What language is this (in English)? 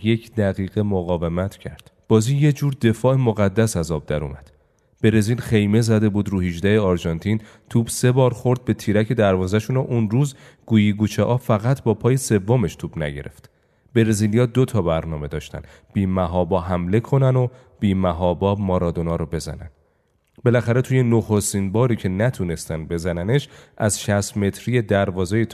Persian